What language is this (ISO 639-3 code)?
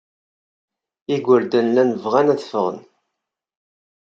kab